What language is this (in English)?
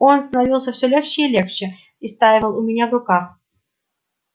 Russian